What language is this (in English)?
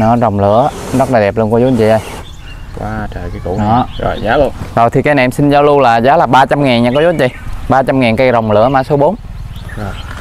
Vietnamese